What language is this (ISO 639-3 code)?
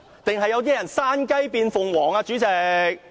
yue